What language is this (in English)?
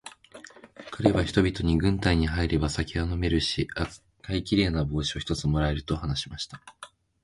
Japanese